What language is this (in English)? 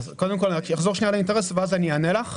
Hebrew